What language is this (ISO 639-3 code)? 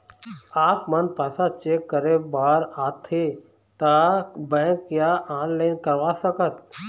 hne